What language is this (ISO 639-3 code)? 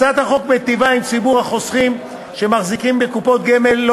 heb